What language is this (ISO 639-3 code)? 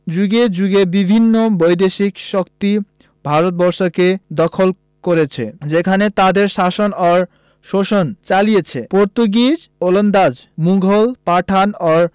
ben